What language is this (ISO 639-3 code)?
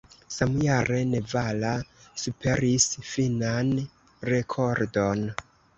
epo